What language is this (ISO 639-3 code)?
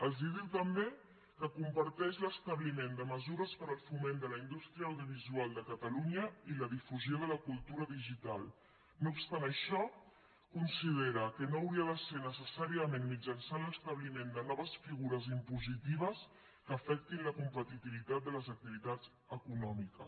cat